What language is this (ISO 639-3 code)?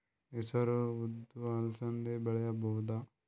kan